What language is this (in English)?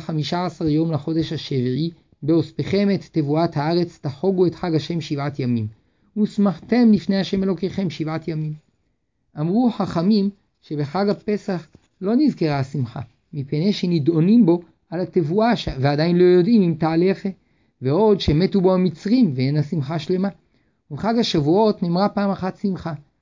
Hebrew